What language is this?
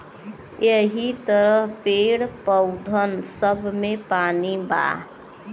Bhojpuri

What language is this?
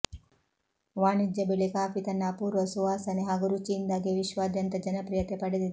Kannada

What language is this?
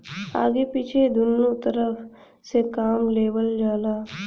Bhojpuri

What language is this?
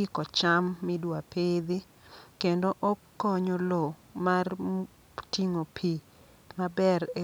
Luo (Kenya and Tanzania)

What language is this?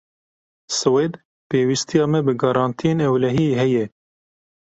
Kurdish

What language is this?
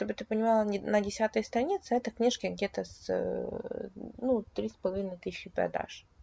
Russian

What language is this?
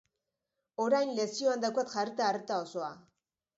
Basque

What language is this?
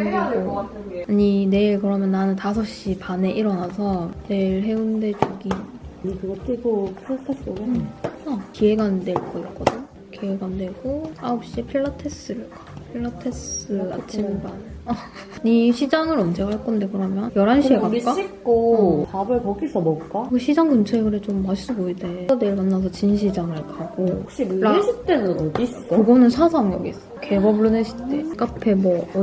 Korean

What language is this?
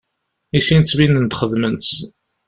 Kabyle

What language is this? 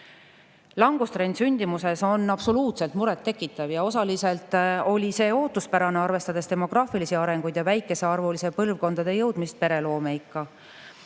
Estonian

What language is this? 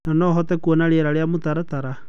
Kikuyu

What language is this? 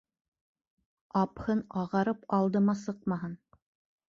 Bashkir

